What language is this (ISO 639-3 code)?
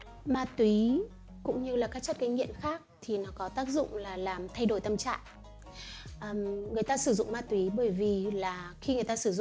vie